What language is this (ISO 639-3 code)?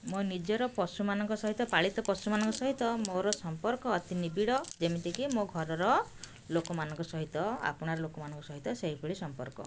ori